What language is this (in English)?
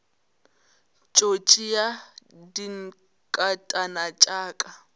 Northern Sotho